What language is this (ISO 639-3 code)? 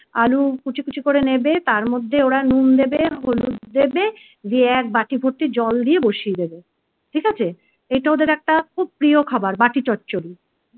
ben